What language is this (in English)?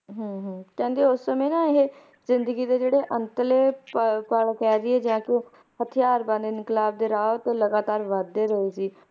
Punjabi